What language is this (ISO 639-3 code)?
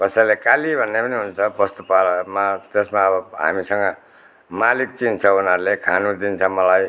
nep